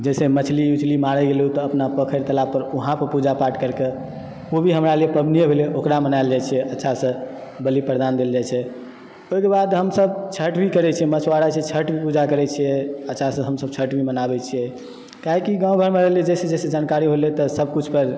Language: Maithili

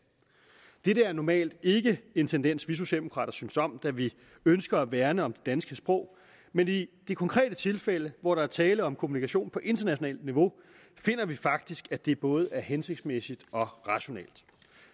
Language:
Danish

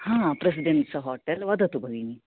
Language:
Sanskrit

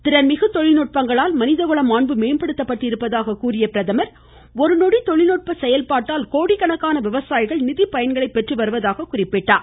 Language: Tamil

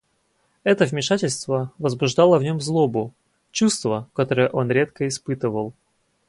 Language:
Russian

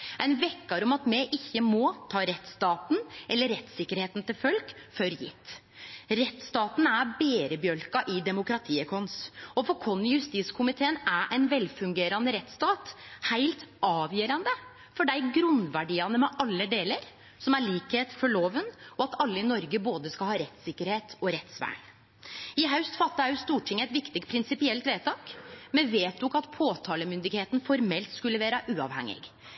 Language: Norwegian Nynorsk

